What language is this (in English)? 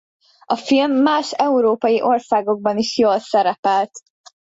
Hungarian